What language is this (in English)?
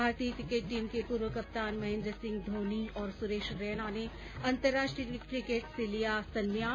Hindi